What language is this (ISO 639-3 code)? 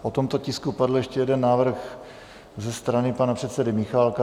ces